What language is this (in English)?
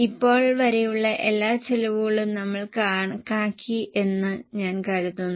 Malayalam